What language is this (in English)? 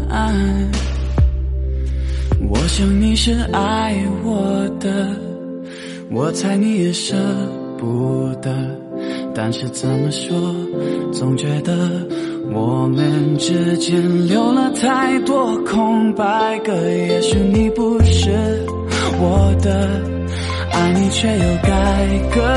Chinese